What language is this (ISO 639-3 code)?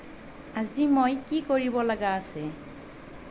asm